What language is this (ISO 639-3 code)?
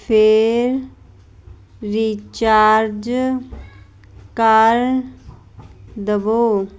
pan